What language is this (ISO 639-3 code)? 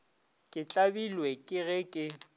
nso